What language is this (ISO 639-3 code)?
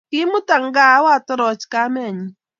kln